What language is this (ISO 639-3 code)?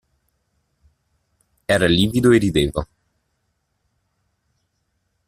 ita